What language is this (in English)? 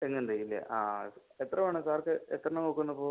Malayalam